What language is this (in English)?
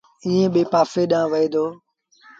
Sindhi Bhil